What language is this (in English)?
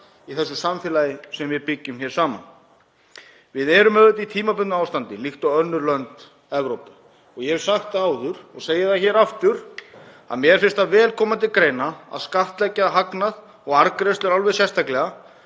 Icelandic